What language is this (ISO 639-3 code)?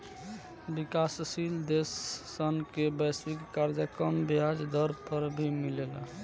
bho